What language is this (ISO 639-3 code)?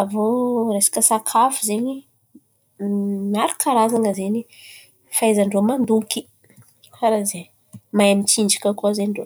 xmv